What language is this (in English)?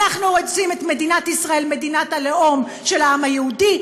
Hebrew